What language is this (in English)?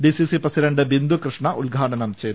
Malayalam